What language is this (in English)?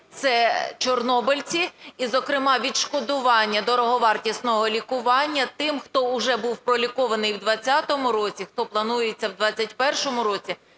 Ukrainian